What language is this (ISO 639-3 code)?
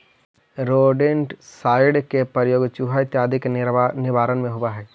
mag